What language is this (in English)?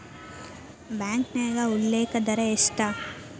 Kannada